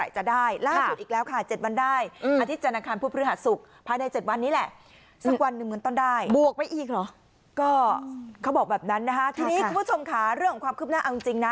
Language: Thai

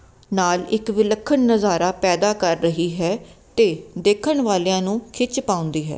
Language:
Punjabi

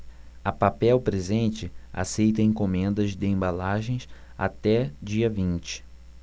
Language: Portuguese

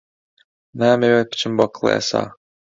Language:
Central Kurdish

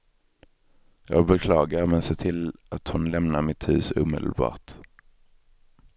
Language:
Swedish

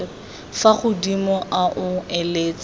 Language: Tswana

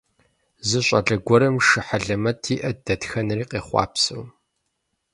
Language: Kabardian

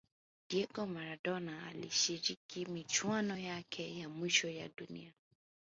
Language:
Swahili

